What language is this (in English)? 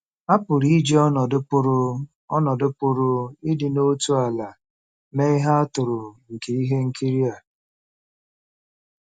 Igbo